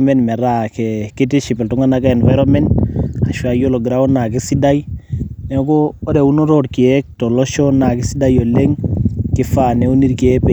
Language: Masai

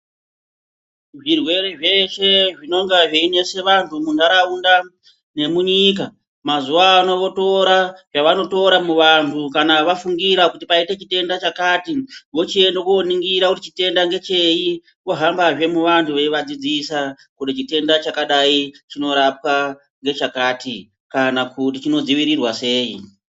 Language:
Ndau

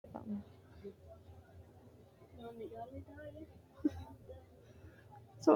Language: Sidamo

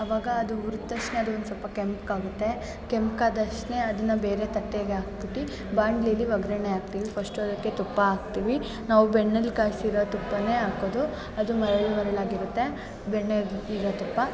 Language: Kannada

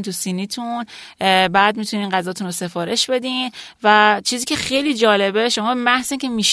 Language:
Persian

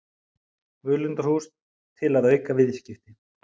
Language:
Icelandic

